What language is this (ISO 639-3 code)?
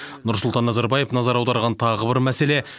kaz